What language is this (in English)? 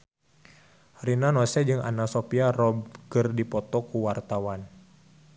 Sundanese